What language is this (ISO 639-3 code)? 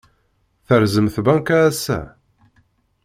kab